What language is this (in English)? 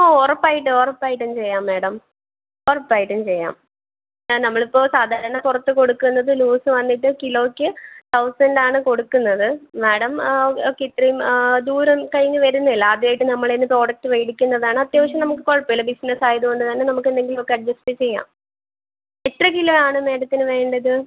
Malayalam